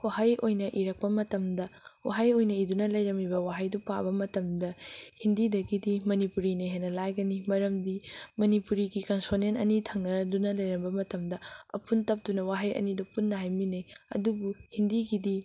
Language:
Manipuri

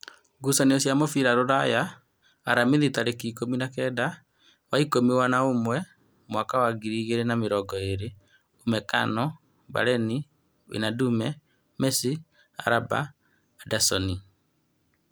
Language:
Kikuyu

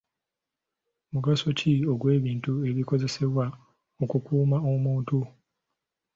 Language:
Ganda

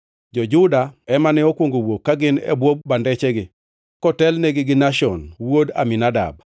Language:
Luo (Kenya and Tanzania)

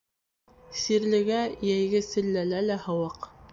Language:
Bashkir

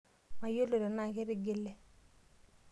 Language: Masai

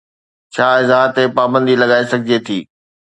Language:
Sindhi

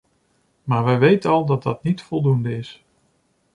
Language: Dutch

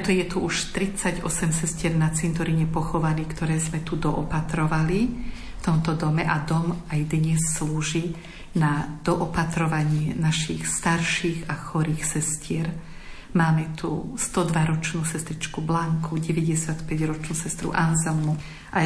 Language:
Slovak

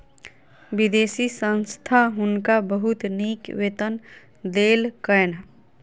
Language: Maithili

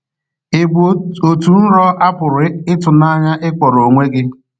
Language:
Igbo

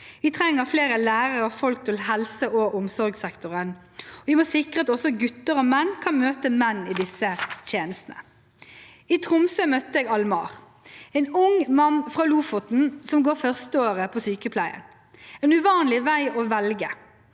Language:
Norwegian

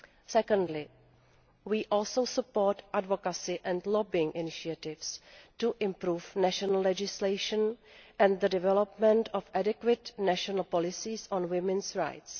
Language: English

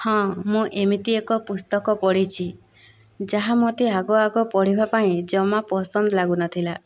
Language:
Odia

